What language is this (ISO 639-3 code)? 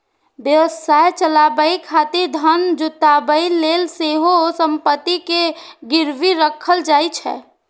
mai